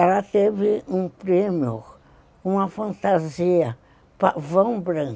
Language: Portuguese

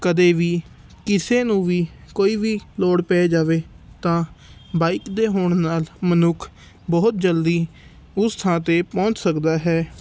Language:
Punjabi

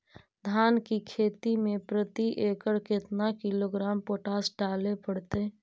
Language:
Magahi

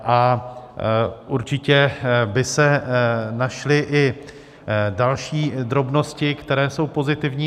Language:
Czech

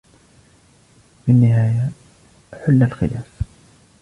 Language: Arabic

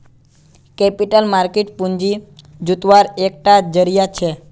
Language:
Magahi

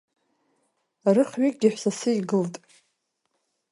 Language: Abkhazian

